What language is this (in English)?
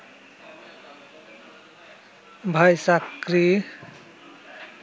Bangla